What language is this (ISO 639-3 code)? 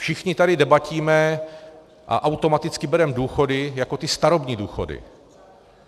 ces